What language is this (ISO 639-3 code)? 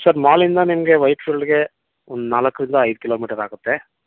kan